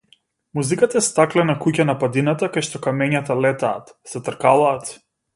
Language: Macedonian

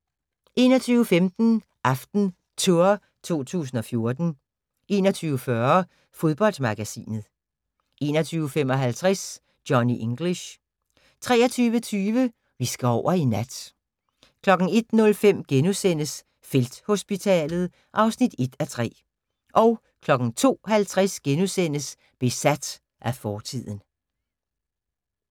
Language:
Danish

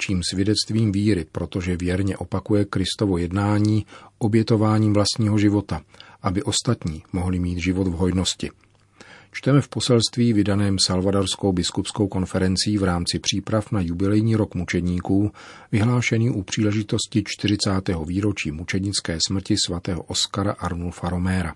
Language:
Czech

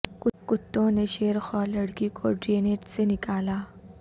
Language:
Urdu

